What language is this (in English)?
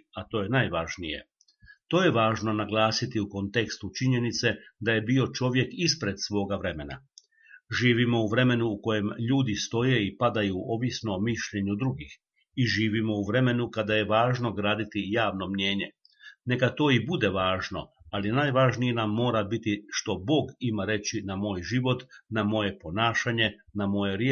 Croatian